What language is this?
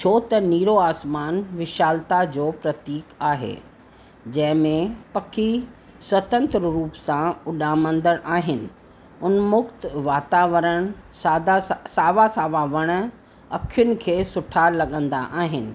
Sindhi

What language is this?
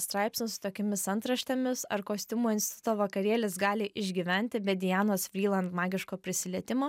Lithuanian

